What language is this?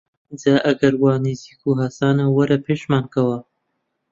Central Kurdish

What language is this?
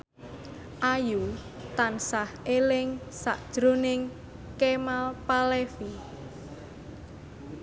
Javanese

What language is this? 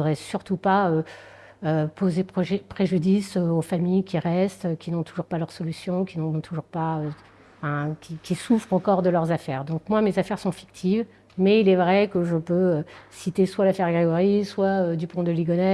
French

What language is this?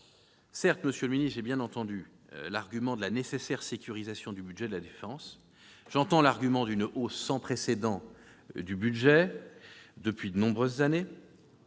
French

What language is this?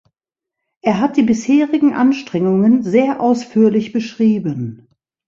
German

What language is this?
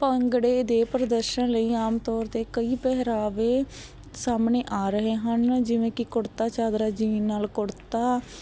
Punjabi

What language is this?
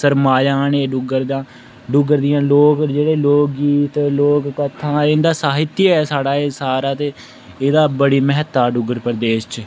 Dogri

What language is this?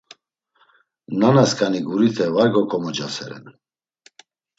Laz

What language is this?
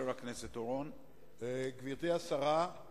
Hebrew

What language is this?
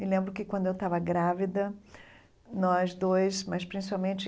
Portuguese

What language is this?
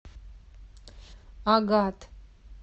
Russian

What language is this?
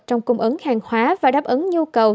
Vietnamese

